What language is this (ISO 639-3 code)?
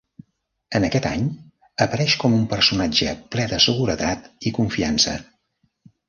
cat